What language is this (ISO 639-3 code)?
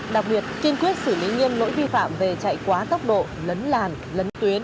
vie